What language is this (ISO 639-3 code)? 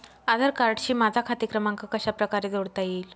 mar